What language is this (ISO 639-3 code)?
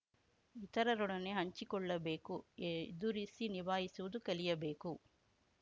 kan